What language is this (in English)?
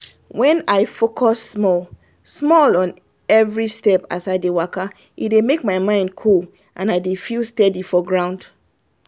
Nigerian Pidgin